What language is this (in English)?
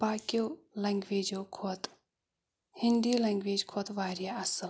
Kashmiri